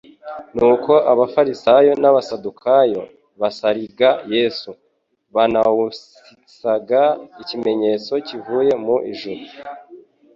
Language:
Kinyarwanda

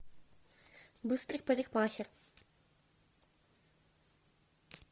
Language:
Russian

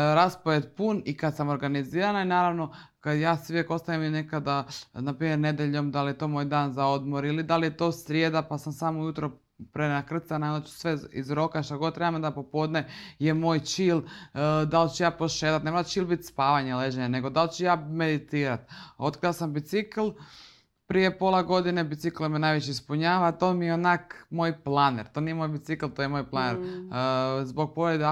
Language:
Croatian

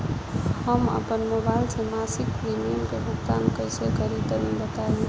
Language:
Bhojpuri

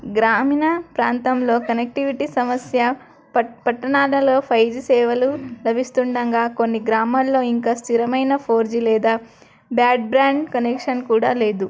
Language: Telugu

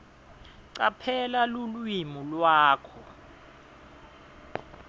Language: Swati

